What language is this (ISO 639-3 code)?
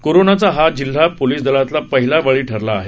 mar